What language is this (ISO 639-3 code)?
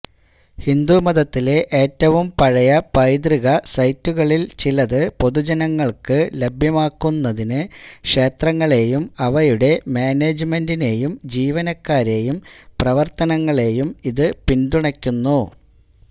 mal